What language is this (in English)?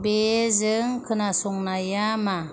Bodo